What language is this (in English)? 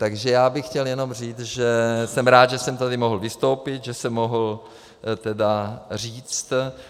Czech